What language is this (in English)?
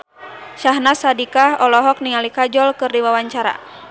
Sundanese